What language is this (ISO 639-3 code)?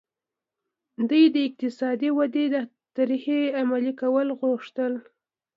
pus